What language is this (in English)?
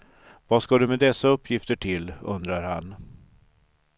Swedish